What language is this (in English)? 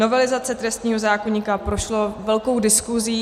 Czech